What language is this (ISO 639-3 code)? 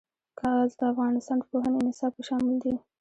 pus